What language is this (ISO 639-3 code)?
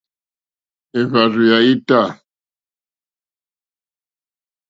bri